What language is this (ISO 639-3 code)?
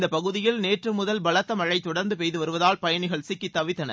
tam